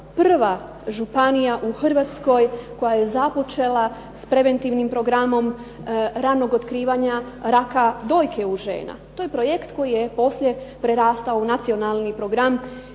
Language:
Croatian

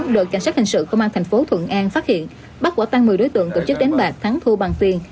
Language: Vietnamese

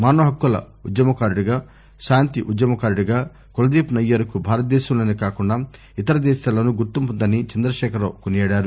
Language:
Telugu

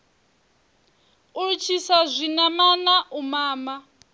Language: Venda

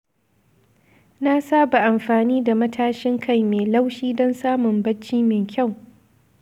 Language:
Hausa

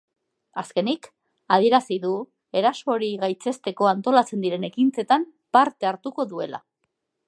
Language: Basque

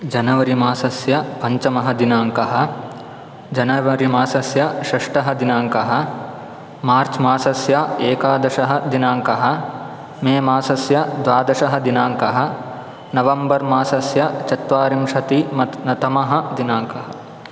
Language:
Sanskrit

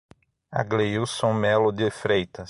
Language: Portuguese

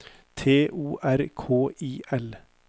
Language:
Norwegian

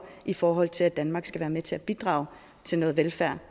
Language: Danish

